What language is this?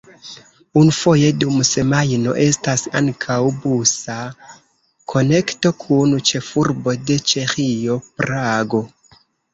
Esperanto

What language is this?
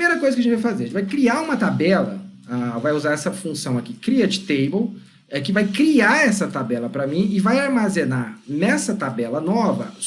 Portuguese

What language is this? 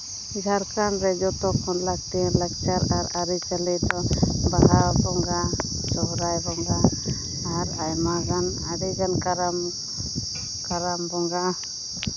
Santali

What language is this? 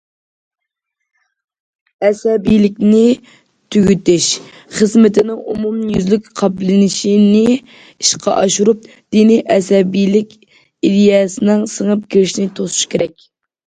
Uyghur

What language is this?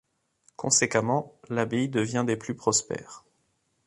French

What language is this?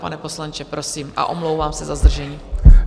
Czech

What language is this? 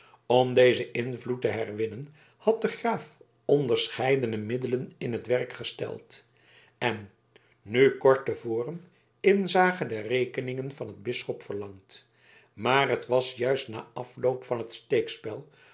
Dutch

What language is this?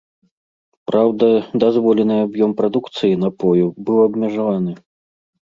Belarusian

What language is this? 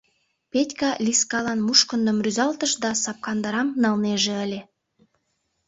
Mari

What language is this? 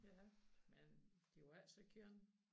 Danish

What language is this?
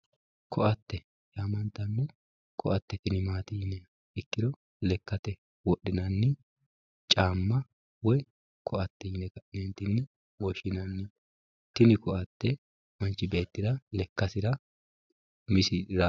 Sidamo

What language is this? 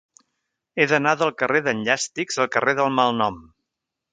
Catalan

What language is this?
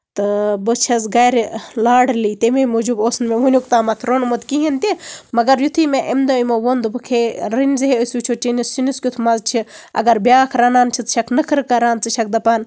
Kashmiri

